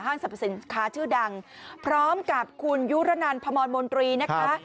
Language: Thai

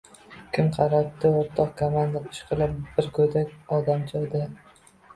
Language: Uzbek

